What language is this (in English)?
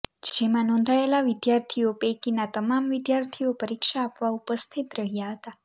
Gujarati